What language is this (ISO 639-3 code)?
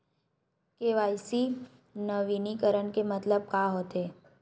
hne